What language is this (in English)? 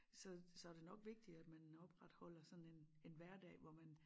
Danish